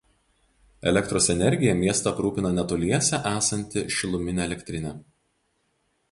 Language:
Lithuanian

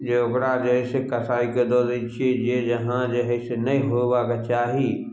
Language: Maithili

